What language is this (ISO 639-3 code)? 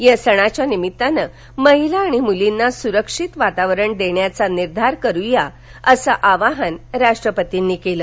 mar